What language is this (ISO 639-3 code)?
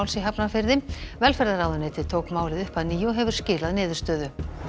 isl